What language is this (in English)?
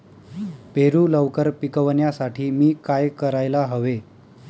Marathi